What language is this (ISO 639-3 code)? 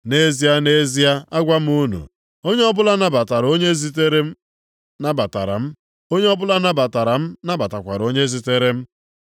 ibo